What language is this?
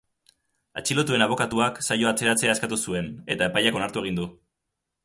Basque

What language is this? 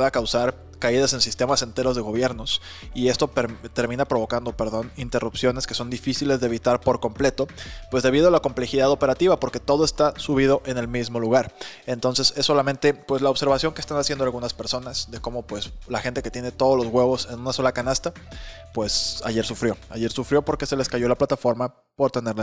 Spanish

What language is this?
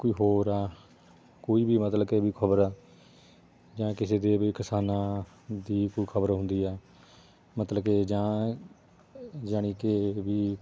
Punjabi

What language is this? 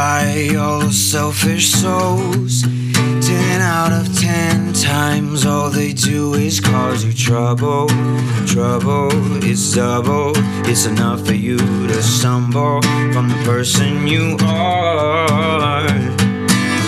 Ukrainian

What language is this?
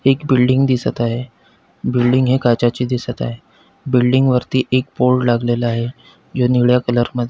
Marathi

